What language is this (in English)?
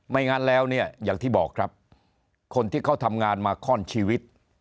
Thai